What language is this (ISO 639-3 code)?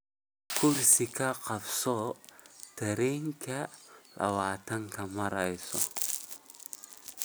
som